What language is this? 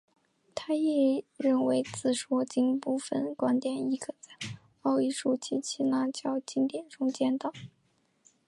Chinese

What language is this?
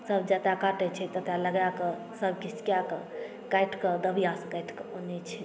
Maithili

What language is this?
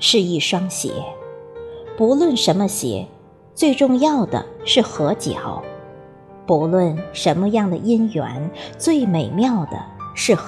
Chinese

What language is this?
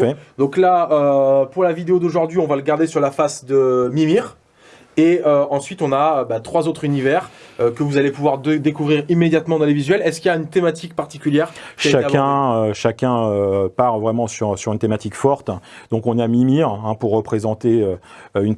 French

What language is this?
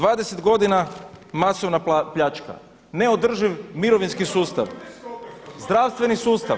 Croatian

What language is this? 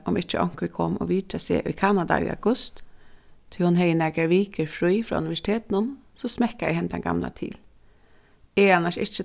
Faroese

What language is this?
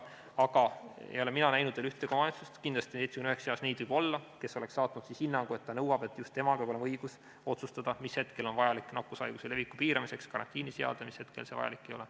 Estonian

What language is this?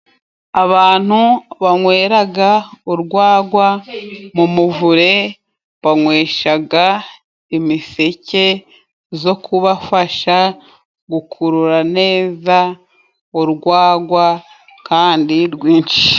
Kinyarwanda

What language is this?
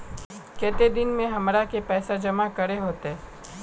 Magahi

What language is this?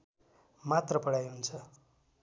Nepali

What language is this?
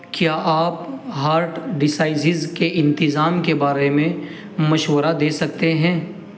Urdu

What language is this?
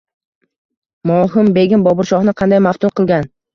Uzbek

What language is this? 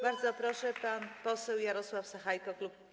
Polish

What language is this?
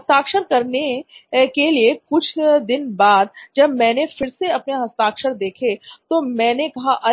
Hindi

